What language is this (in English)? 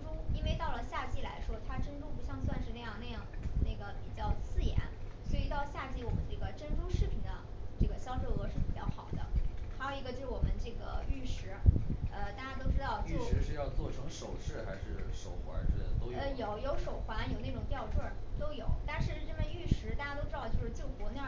Chinese